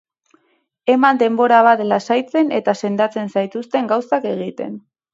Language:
Basque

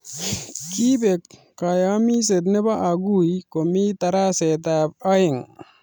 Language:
Kalenjin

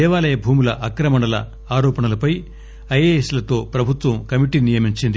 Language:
Telugu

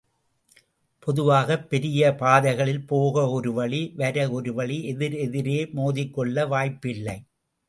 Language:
Tamil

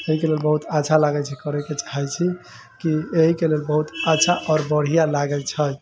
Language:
Maithili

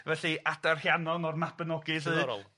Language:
Welsh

